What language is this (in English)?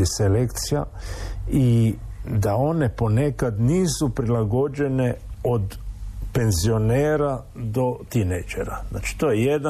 Croatian